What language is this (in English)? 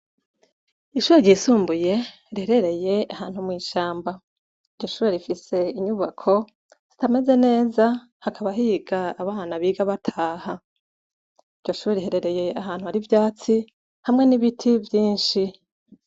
Rundi